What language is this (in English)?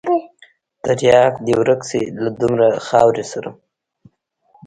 Pashto